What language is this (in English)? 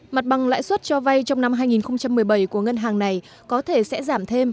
Vietnamese